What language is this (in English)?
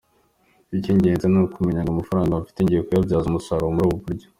Kinyarwanda